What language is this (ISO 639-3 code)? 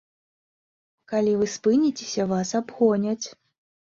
bel